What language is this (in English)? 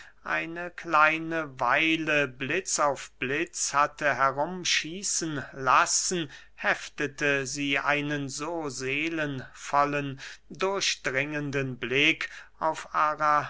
German